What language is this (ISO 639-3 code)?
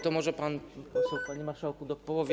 pol